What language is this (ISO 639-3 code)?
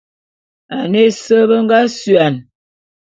bum